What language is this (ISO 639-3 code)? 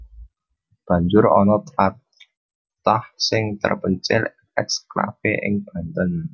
jav